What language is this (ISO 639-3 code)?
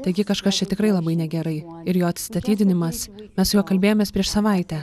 lit